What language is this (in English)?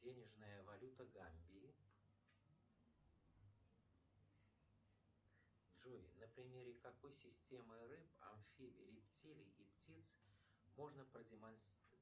Russian